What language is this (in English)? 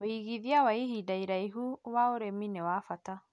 Kikuyu